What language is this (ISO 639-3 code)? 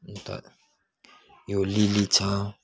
nep